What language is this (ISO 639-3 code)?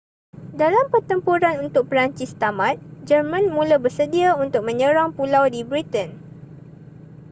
msa